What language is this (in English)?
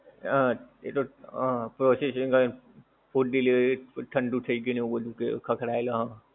Gujarati